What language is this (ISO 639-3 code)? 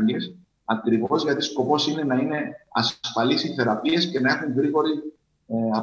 ell